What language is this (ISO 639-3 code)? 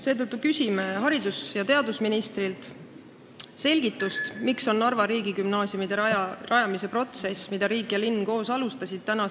est